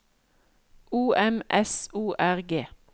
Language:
Norwegian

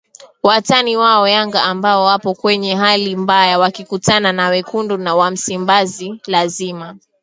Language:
Swahili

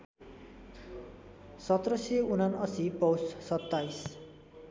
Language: Nepali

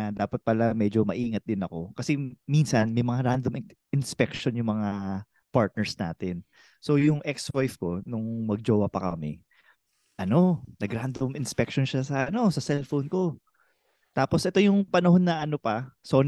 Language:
Filipino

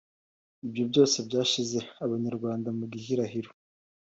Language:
Kinyarwanda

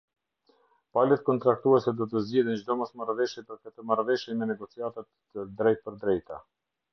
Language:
Albanian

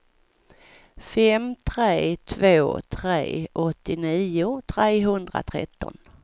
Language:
Swedish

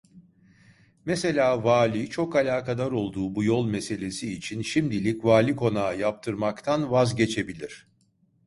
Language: Turkish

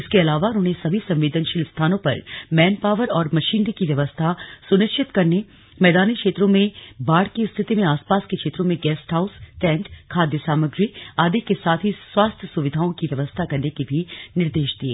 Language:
Hindi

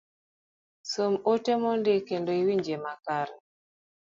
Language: Luo (Kenya and Tanzania)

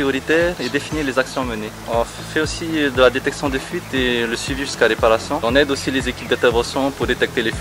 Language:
French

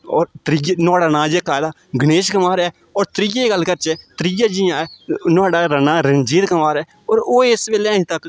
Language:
Dogri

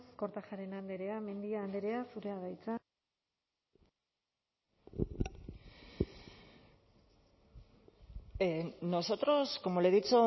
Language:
Basque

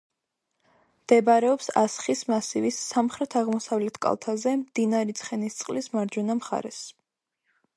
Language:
Georgian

